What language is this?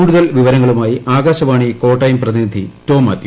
Malayalam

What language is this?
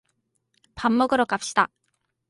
Korean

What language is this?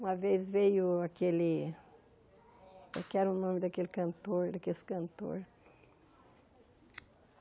Portuguese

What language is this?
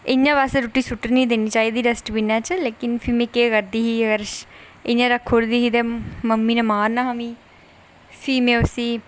Dogri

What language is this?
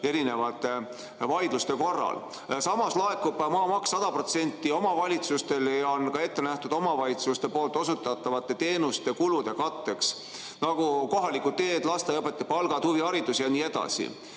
Estonian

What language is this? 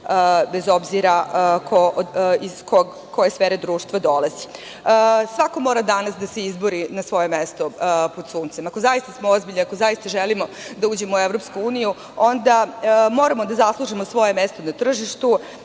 Serbian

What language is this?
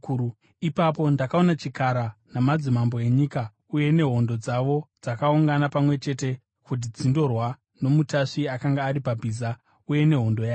Shona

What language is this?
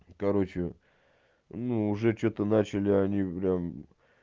Russian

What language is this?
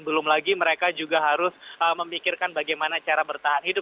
Indonesian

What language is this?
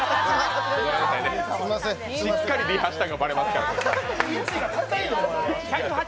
Japanese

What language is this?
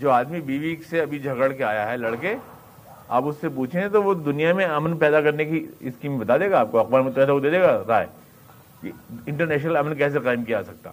Urdu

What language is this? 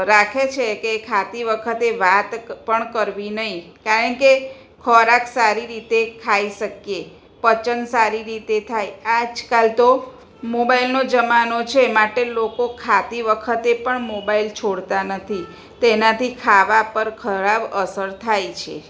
Gujarati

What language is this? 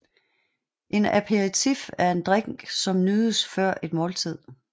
Danish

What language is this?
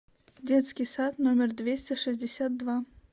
Russian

